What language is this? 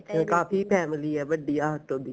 Punjabi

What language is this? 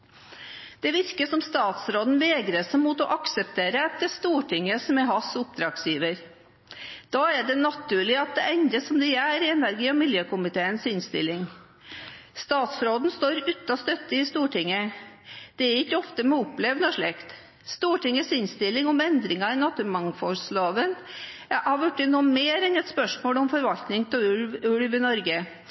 Norwegian Bokmål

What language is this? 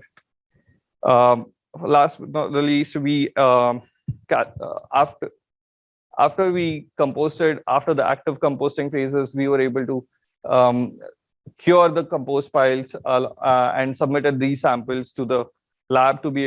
English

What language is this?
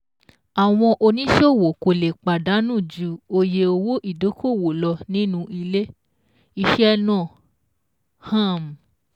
Yoruba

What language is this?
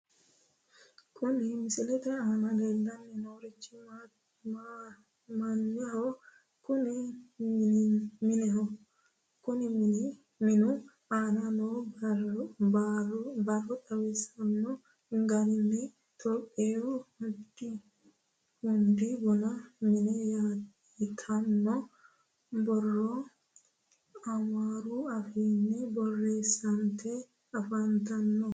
Sidamo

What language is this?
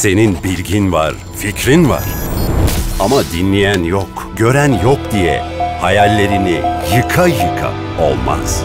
Turkish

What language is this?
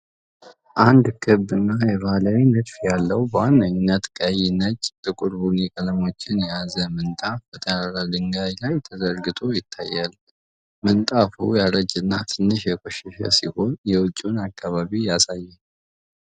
Amharic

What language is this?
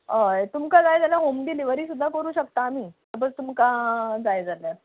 Konkani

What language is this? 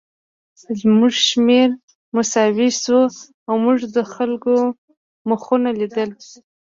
Pashto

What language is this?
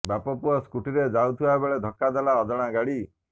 Odia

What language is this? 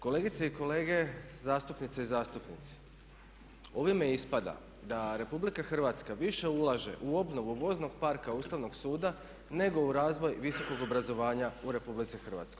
Croatian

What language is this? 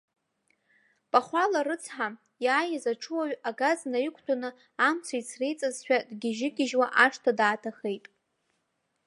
Abkhazian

